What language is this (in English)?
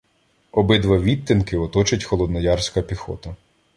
Ukrainian